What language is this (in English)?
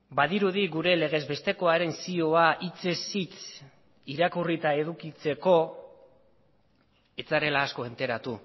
Basque